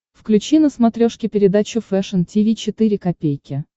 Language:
Russian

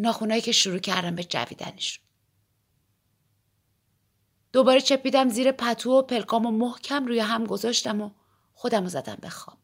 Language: Persian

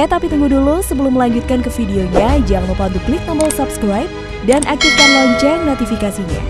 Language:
Indonesian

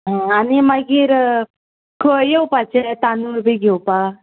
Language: Konkani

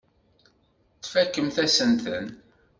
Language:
Kabyle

